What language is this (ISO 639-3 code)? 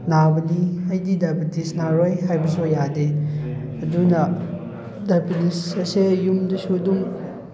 mni